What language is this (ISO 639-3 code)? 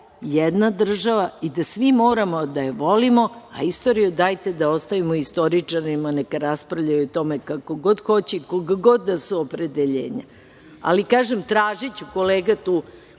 srp